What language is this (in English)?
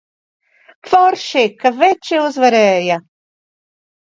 Latvian